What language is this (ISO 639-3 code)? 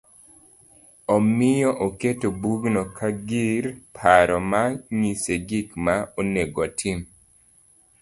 luo